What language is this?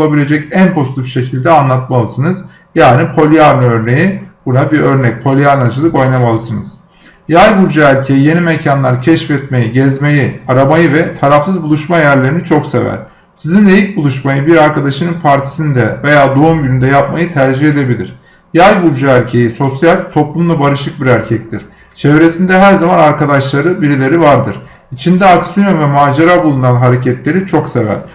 Turkish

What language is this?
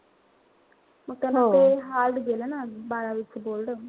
Marathi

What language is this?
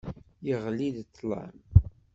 Kabyle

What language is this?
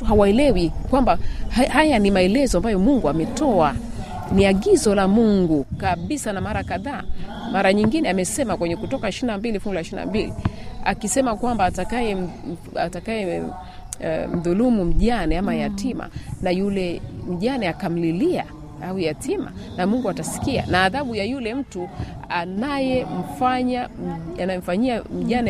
Swahili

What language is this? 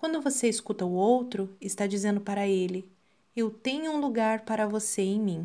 Portuguese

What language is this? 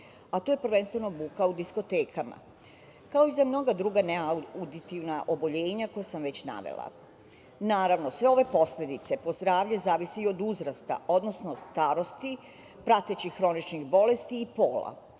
Serbian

